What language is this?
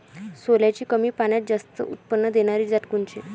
Marathi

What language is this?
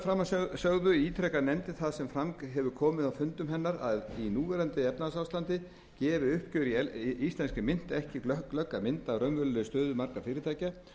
Icelandic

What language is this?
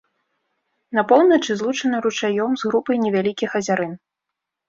Belarusian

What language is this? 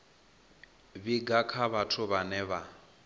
Venda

